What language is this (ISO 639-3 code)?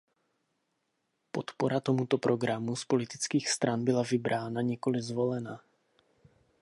ces